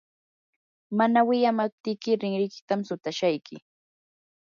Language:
Yanahuanca Pasco Quechua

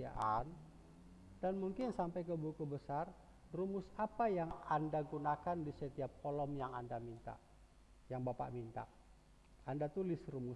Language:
Indonesian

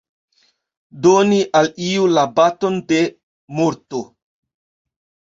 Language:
Esperanto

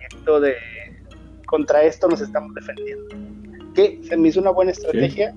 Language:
Spanish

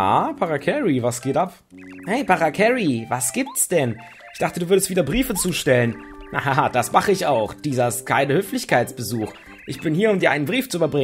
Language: German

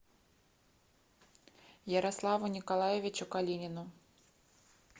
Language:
Russian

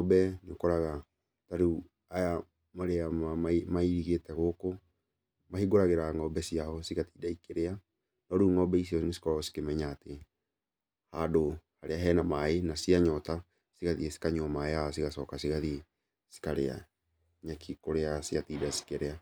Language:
Kikuyu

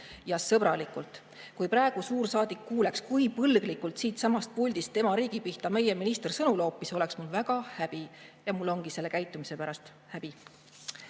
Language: Estonian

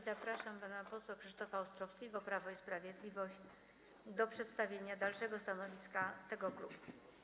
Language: Polish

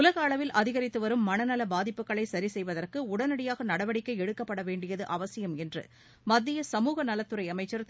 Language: Tamil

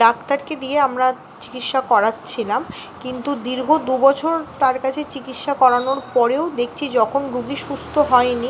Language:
Bangla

